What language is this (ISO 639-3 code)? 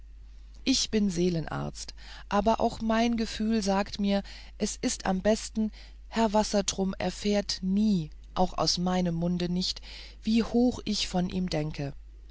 deu